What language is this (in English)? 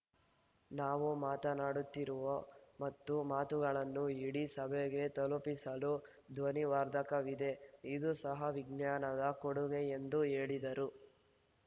Kannada